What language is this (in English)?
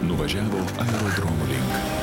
Lithuanian